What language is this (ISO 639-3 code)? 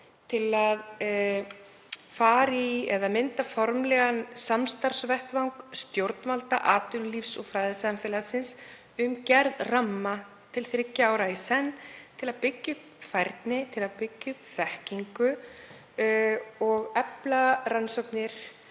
isl